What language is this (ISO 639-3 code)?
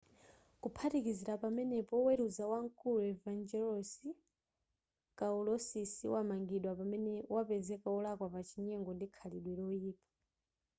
nya